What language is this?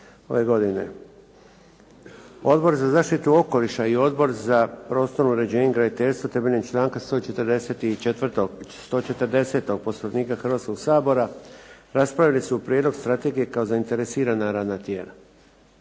Croatian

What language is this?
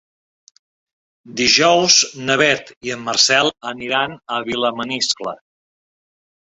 Catalan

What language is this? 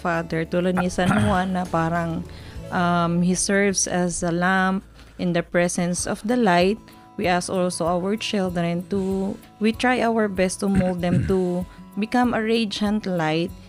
Filipino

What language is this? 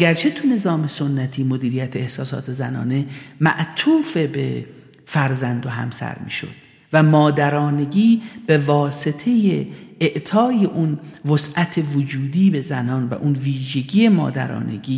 Persian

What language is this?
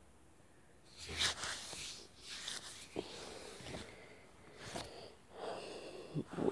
Polish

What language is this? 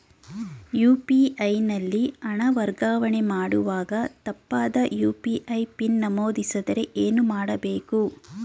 Kannada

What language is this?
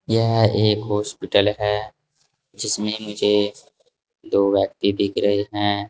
Hindi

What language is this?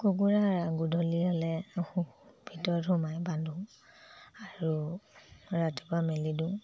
Assamese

